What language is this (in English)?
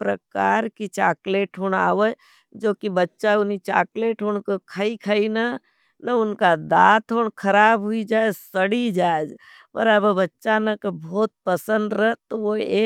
Nimadi